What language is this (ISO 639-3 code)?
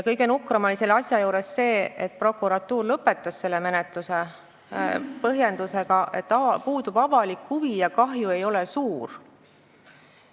est